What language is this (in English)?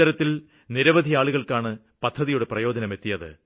Malayalam